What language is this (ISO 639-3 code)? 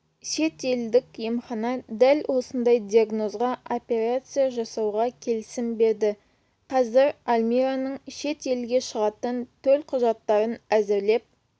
kaz